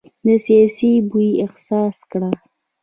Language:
Pashto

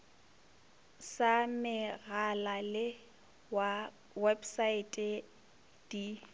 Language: Northern Sotho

